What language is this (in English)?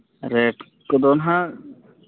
Santali